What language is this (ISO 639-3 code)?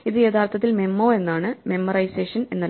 mal